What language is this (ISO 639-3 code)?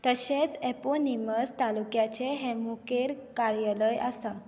kok